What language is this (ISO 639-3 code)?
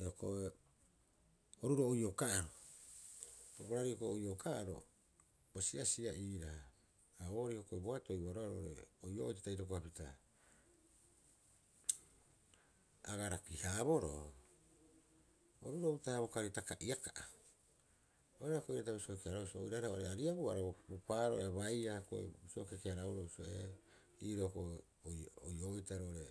kyx